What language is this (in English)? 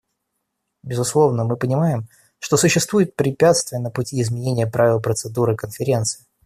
Russian